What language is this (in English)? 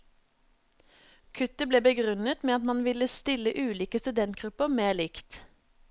Norwegian